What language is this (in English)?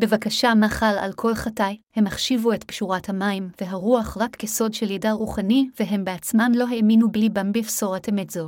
Hebrew